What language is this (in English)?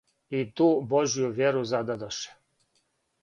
Serbian